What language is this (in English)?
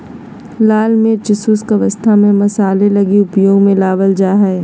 Magahi